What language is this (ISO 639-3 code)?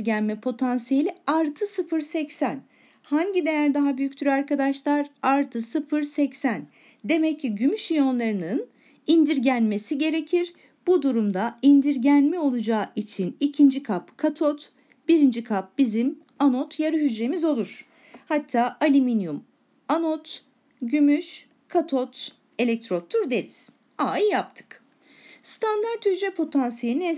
tur